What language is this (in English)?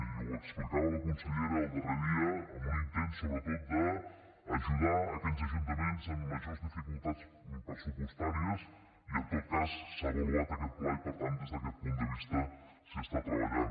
Catalan